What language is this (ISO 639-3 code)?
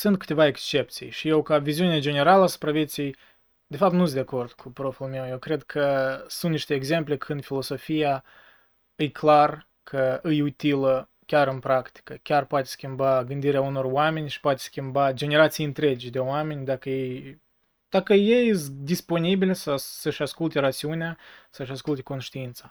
ron